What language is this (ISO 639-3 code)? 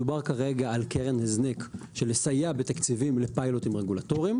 heb